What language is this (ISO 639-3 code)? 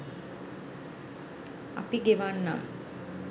sin